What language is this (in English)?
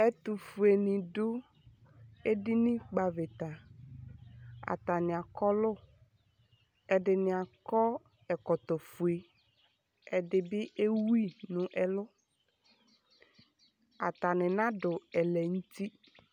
Ikposo